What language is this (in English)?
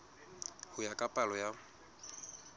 Southern Sotho